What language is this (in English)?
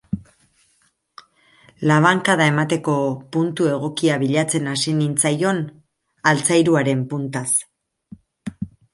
Basque